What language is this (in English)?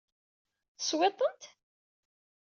Kabyle